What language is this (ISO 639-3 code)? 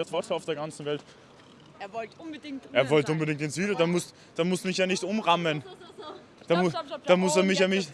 deu